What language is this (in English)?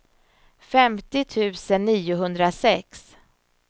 Swedish